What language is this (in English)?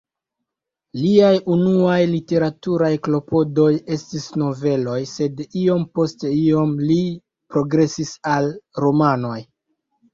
Esperanto